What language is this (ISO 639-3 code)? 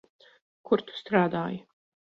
lav